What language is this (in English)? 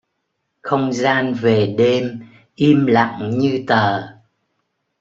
Vietnamese